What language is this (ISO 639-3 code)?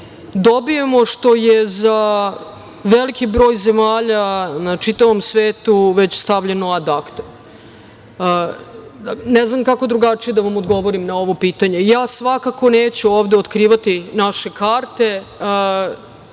srp